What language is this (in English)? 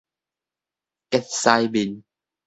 Min Nan Chinese